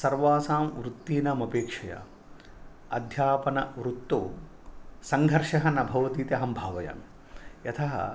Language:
Sanskrit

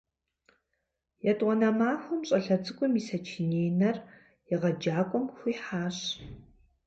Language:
Kabardian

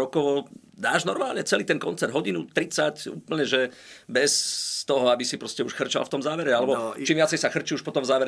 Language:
Slovak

